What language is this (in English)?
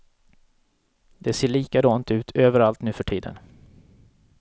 Swedish